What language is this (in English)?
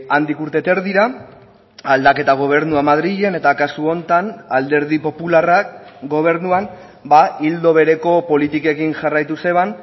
Basque